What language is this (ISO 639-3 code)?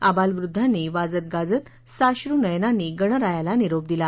mar